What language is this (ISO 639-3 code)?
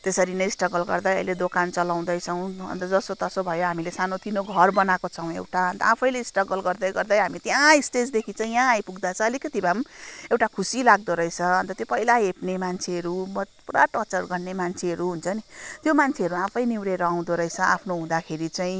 nep